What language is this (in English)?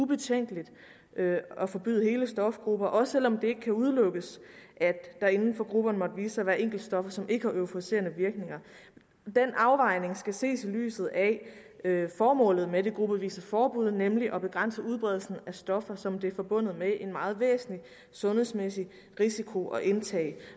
Danish